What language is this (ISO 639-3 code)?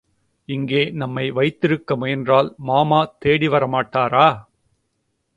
tam